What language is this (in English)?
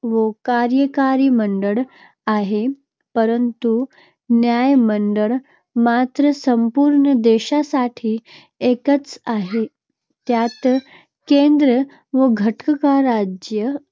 Marathi